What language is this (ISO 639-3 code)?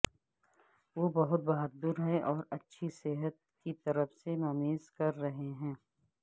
urd